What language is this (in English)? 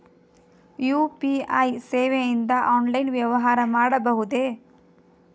Kannada